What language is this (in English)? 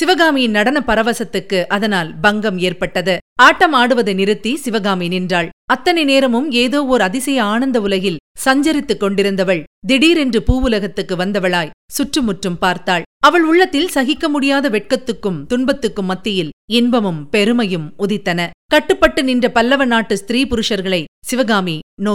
Tamil